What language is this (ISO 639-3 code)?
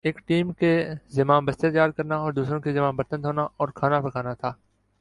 urd